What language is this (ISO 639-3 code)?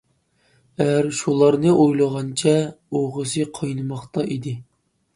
uig